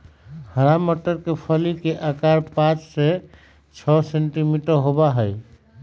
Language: Magahi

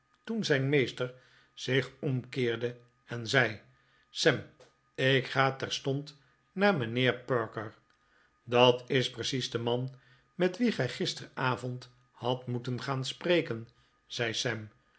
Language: Dutch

